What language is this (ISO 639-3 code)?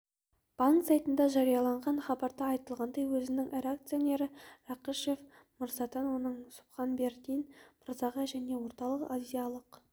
kaz